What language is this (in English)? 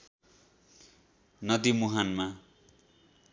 Nepali